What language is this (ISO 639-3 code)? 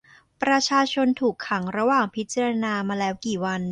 tha